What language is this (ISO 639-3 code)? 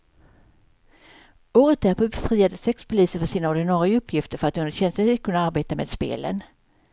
swe